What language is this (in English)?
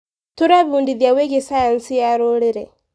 Kikuyu